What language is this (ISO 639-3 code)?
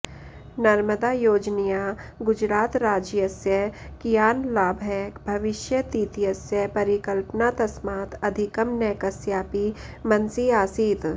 san